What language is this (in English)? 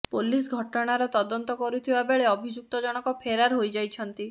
Odia